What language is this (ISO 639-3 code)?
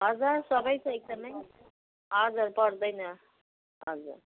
nep